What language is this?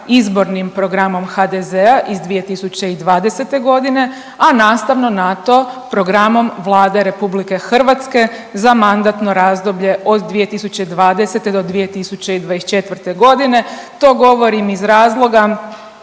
Croatian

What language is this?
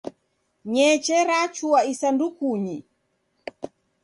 Taita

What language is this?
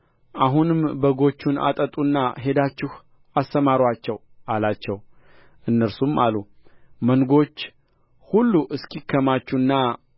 Amharic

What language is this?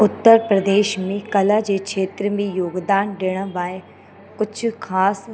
Sindhi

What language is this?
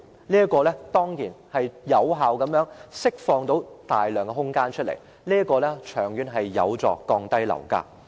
Cantonese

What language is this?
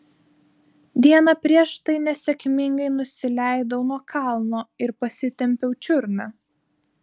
Lithuanian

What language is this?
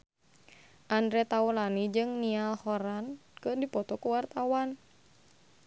Sundanese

